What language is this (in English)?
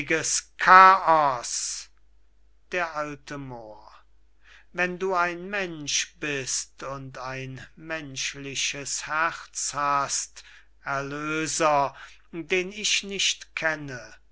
German